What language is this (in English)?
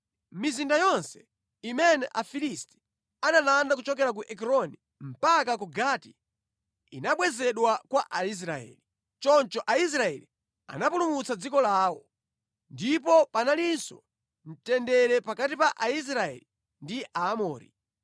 Nyanja